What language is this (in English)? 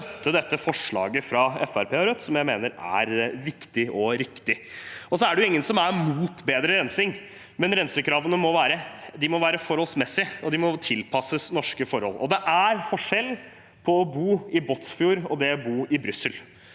Norwegian